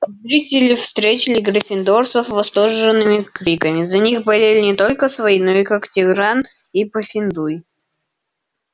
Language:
Russian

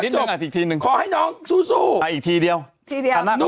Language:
Thai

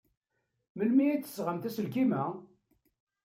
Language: Kabyle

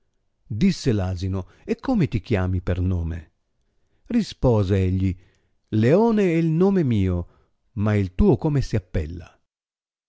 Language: Italian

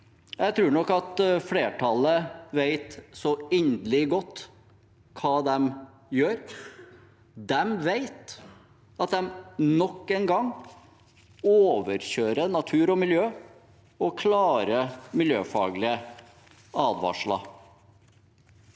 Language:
Norwegian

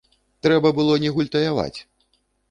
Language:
Belarusian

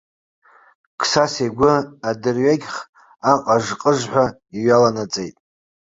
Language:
Abkhazian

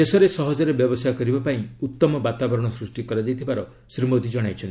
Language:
Odia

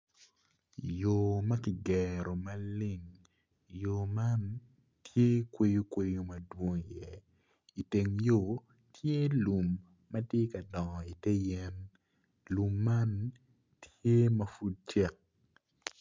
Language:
Acoli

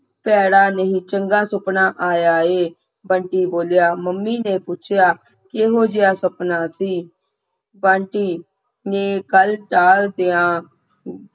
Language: Punjabi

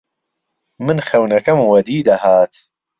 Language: Central Kurdish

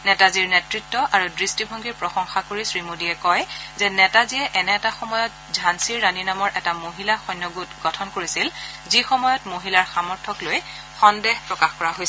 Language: Assamese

